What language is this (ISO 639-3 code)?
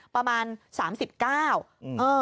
tha